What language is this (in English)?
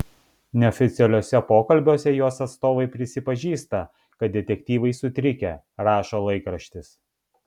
Lithuanian